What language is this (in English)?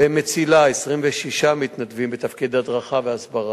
Hebrew